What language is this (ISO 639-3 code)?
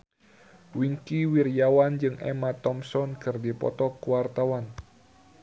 sun